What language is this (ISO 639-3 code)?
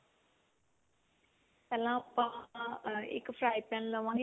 pan